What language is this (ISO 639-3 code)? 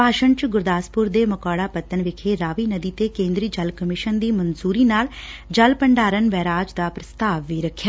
pan